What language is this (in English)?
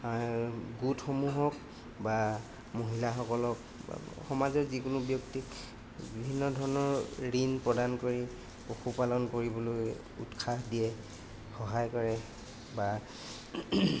Assamese